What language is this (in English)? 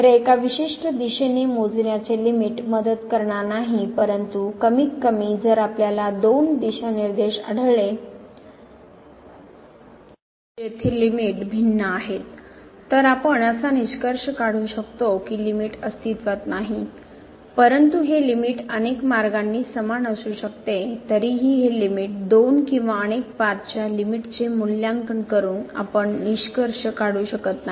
Marathi